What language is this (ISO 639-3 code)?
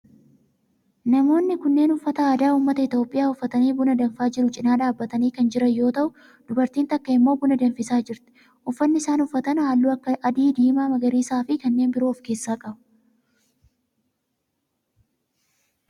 orm